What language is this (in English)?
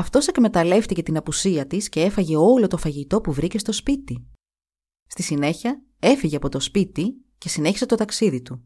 Greek